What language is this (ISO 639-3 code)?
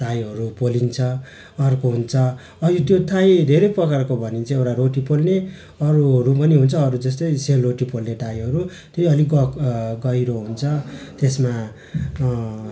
nep